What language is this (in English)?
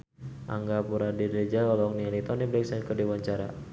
Sundanese